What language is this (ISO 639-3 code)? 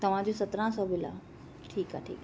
snd